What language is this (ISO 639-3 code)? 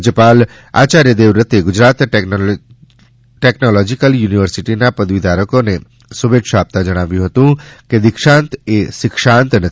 guj